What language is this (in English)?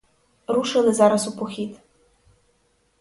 Ukrainian